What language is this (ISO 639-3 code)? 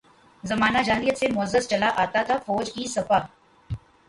urd